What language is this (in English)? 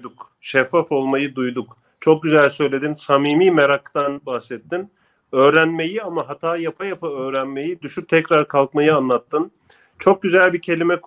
Turkish